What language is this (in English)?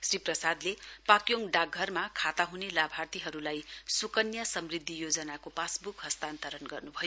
Nepali